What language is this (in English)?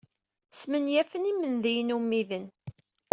Kabyle